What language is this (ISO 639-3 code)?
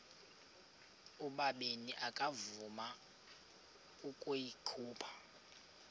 xho